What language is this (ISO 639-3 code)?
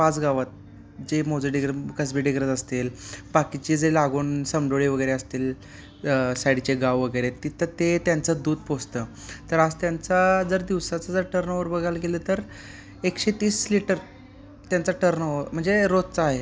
mar